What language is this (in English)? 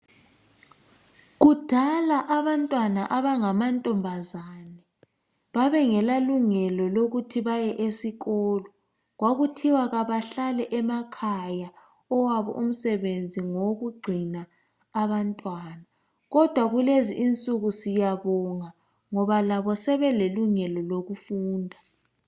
North Ndebele